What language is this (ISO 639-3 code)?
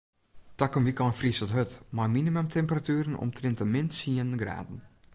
fry